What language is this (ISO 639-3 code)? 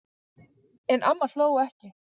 isl